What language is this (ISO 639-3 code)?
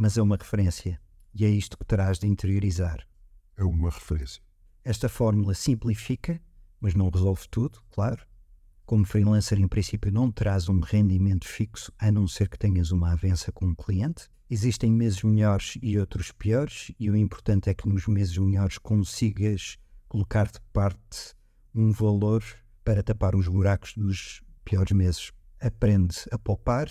por